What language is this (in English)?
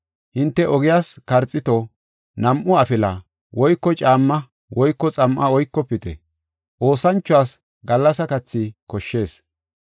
Gofa